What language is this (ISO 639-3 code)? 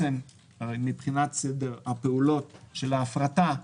heb